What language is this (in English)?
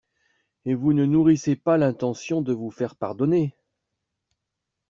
French